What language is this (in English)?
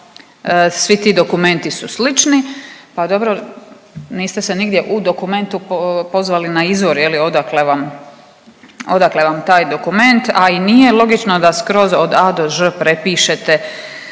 Croatian